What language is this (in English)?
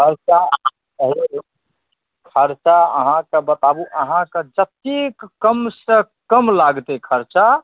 Maithili